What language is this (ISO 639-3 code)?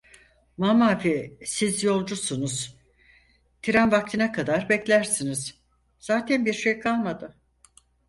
tur